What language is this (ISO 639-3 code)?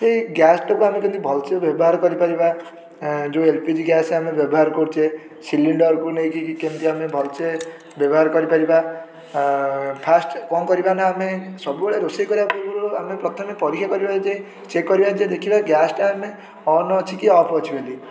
ori